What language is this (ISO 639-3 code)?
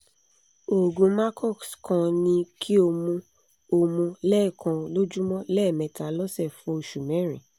yor